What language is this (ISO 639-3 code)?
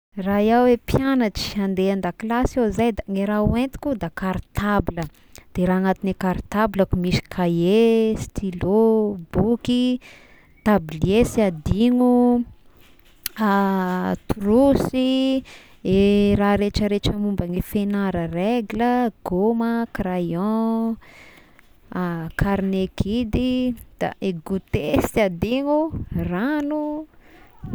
tkg